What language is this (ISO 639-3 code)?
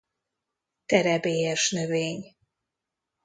hun